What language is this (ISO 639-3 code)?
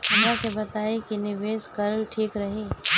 bho